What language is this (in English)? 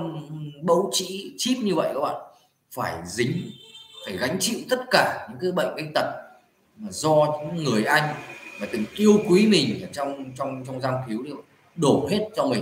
Vietnamese